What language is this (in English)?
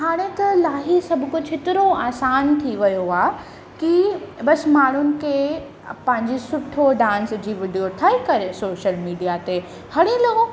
Sindhi